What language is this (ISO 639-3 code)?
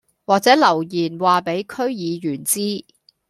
yue